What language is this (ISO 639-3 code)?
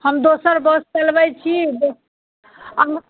mai